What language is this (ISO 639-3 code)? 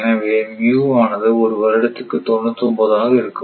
tam